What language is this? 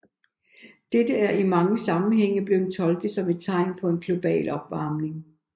Danish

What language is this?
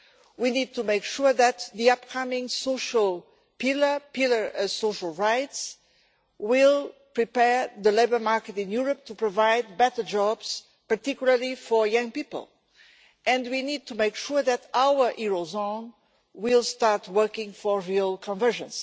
English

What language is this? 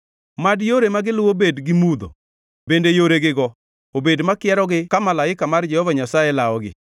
Luo (Kenya and Tanzania)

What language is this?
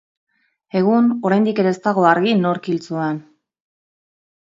Basque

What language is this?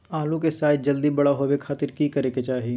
Magahi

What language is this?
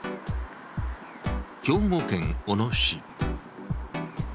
Japanese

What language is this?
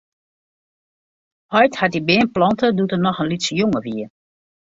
Western Frisian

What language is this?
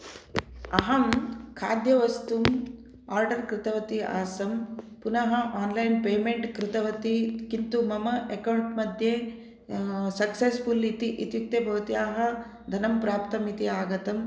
Sanskrit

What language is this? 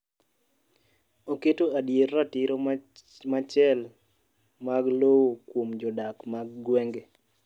Luo (Kenya and Tanzania)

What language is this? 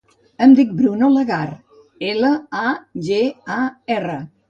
Catalan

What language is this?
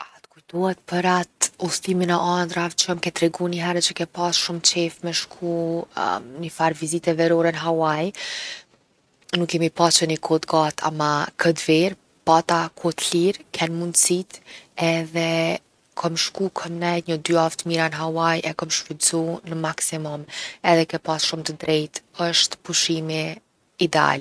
Gheg Albanian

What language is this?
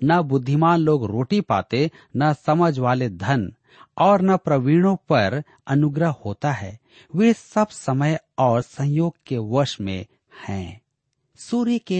Hindi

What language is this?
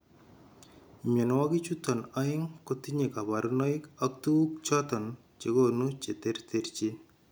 Kalenjin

